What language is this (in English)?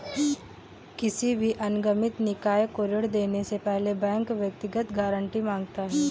Hindi